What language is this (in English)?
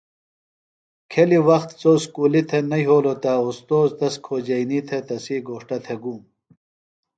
Phalura